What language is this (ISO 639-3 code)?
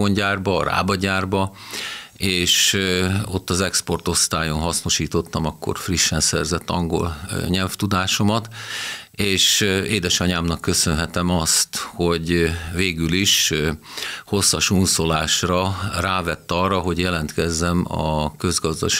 hun